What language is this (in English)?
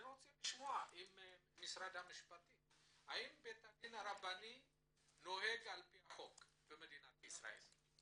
Hebrew